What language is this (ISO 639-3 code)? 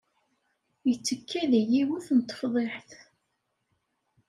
kab